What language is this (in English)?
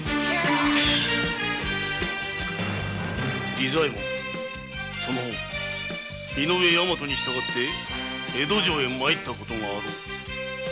Japanese